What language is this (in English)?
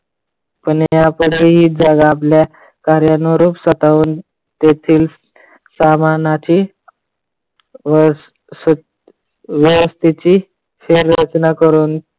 Marathi